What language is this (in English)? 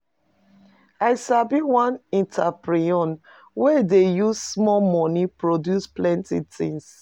Nigerian Pidgin